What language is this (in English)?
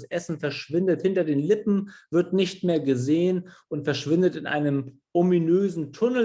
German